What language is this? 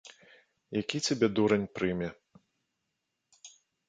Belarusian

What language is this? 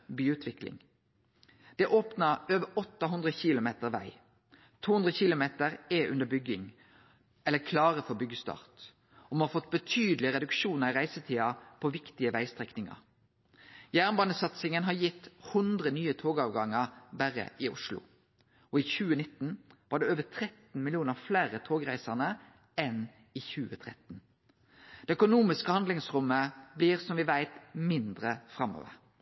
Norwegian Nynorsk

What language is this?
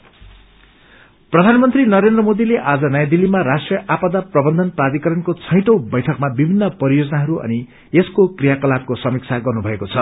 Nepali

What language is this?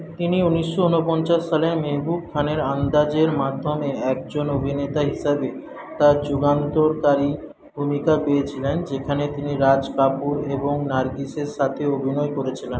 Bangla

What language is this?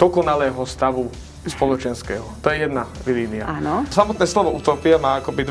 Slovak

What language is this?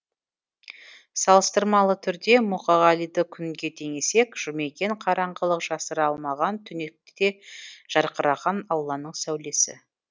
Kazakh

